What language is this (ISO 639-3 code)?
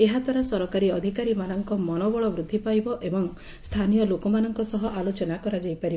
ori